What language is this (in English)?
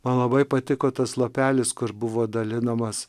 Lithuanian